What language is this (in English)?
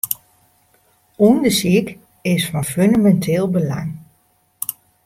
Western Frisian